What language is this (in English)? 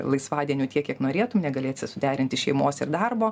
Lithuanian